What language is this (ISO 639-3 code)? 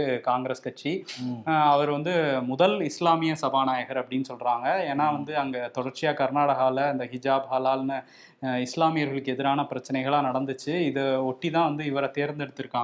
tam